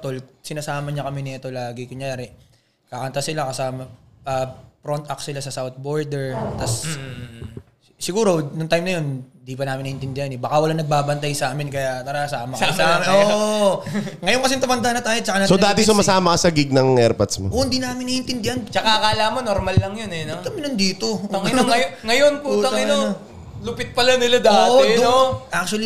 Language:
Filipino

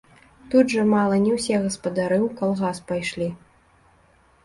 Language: Belarusian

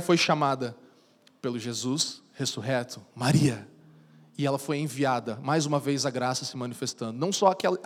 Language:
Portuguese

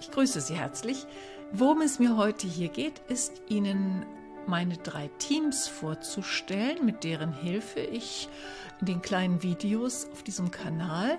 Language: German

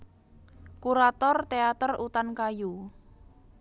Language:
Javanese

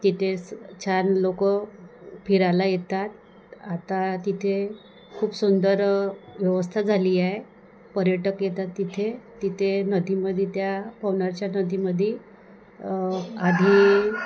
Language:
Marathi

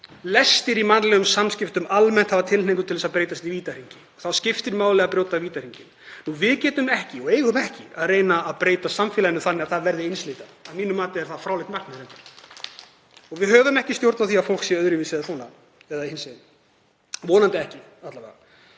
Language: Icelandic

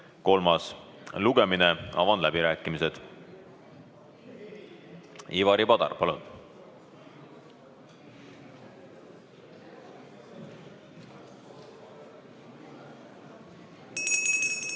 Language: Estonian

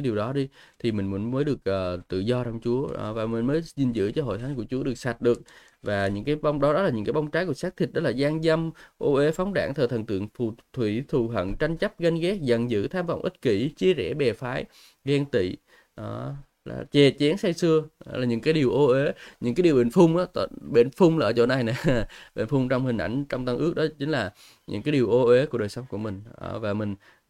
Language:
Vietnamese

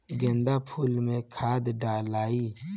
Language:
Bhojpuri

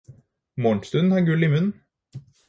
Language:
Norwegian Bokmål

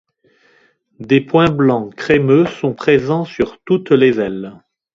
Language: French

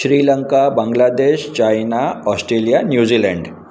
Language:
Sindhi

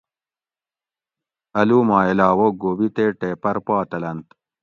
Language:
Gawri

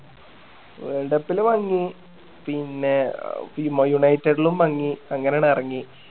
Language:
Malayalam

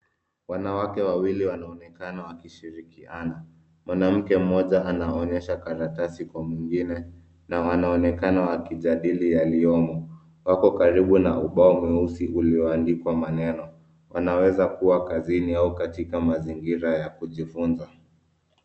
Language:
Swahili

